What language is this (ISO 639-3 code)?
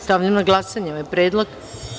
srp